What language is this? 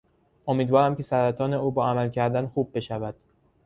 Persian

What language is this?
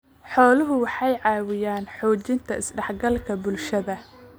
Somali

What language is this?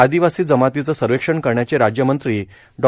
Marathi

